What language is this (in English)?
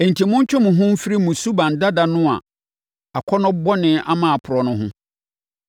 Akan